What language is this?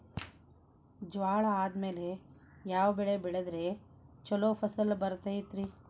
Kannada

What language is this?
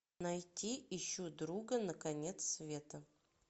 Russian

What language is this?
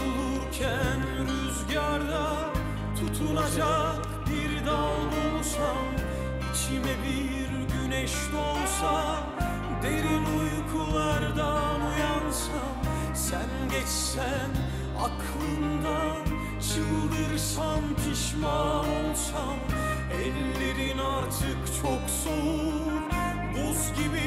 Turkish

